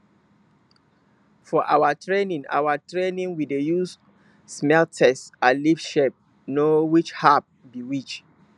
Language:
Nigerian Pidgin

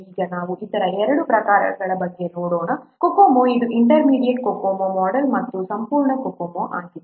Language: Kannada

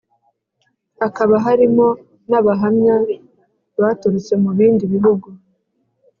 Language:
Kinyarwanda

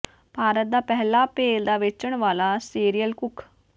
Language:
Punjabi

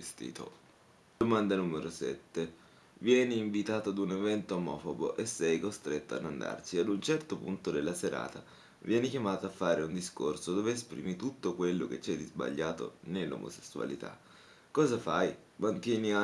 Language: Italian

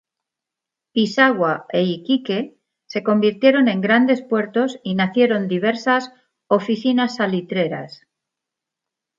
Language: Spanish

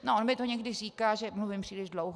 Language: Czech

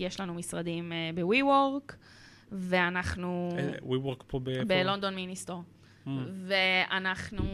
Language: Hebrew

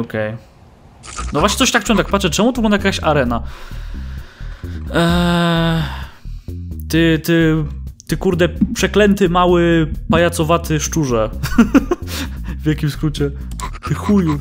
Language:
Polish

